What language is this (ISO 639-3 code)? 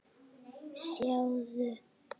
isl